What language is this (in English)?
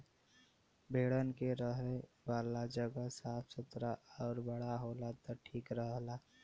Bhojpuri